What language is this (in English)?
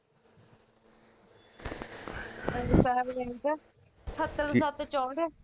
Punjabi